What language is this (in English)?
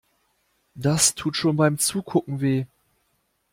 German